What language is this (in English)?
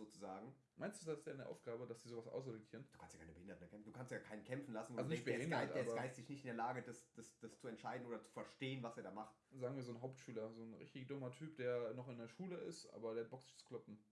German